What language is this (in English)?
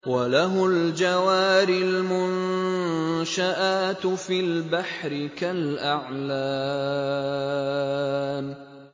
Arabic